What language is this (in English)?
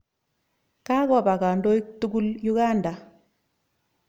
Kalenjin